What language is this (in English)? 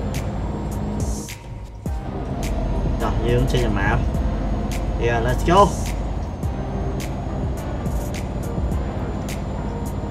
Vietnamese